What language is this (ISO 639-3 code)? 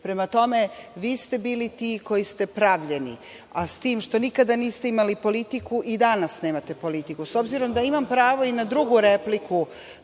srp